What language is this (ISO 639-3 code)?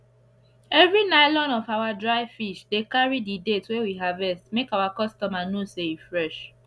pcm